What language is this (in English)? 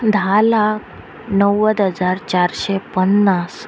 Konkani